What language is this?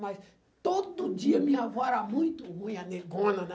Portuguese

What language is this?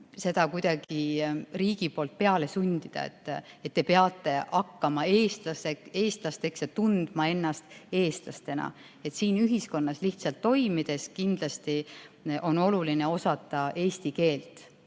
Estonian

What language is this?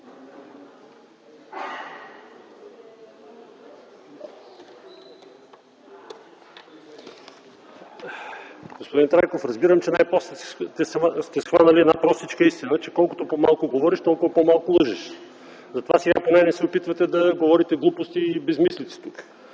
Bulgarian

